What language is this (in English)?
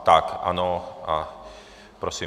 Czech